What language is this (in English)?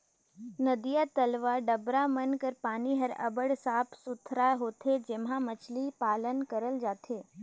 Chhattisgarhi